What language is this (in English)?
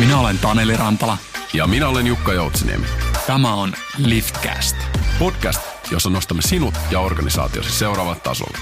Finnish